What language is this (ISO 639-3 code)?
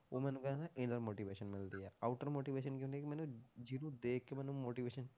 pan